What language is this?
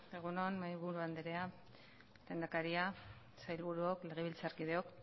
Basque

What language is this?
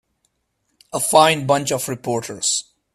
English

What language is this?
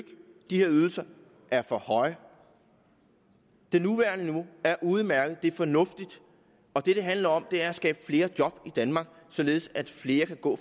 Danish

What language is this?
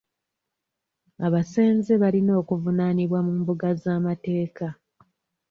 Ganda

